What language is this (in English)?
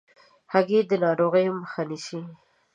Pashto